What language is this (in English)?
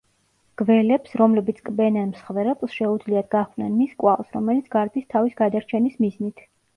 Georgian